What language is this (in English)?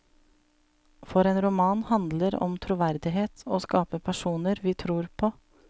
Norwegian